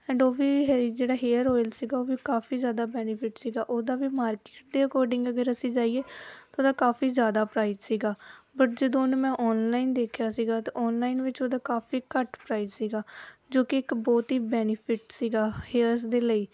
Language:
Punjabi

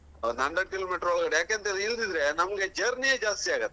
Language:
Kannada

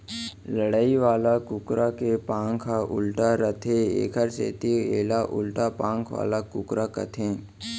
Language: Chhattisgarhi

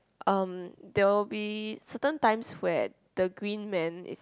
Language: English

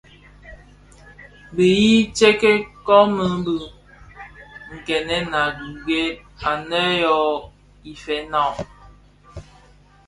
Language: Bafia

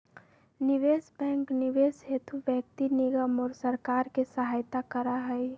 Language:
Magahi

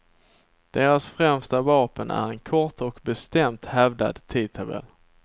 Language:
Swedish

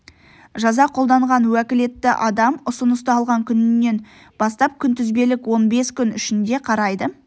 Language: Kazakh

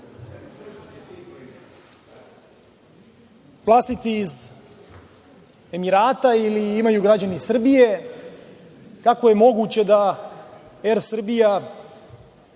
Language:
Serbian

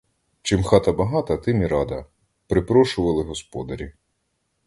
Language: Ukrainian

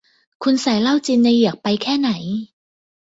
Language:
Thai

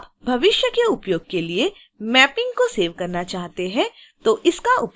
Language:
Hindi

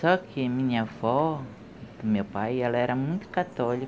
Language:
Portuguese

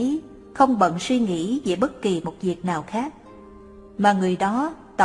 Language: Vietnamese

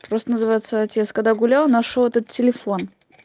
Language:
Russian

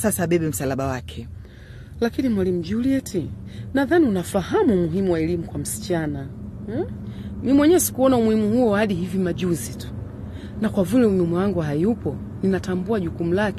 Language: Swahili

